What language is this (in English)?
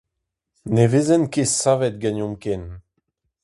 Breton